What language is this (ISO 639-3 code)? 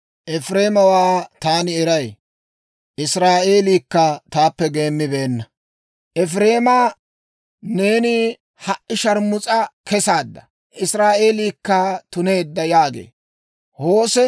dwr